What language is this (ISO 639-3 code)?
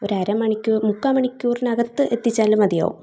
mal